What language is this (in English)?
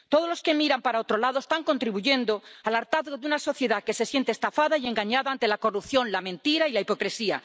Spanish